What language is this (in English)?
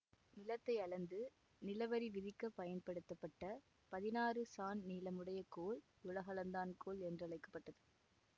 Tamil